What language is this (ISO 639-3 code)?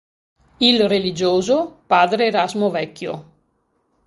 ita